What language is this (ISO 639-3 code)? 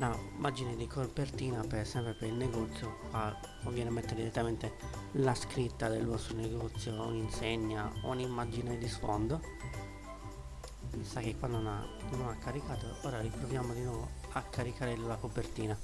ita